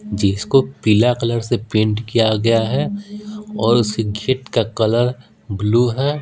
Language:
Hindi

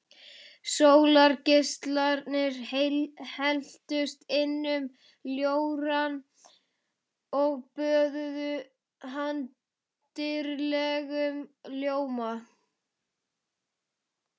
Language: Icelandic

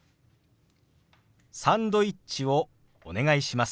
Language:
Japanese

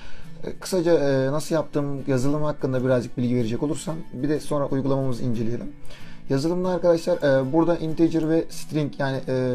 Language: Turkish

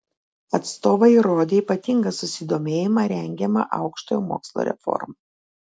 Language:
Lithuanian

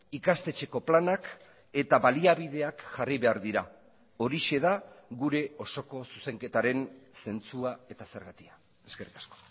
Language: Basque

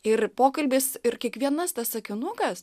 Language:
Lithuanian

